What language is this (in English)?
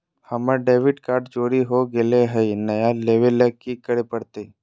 Magahi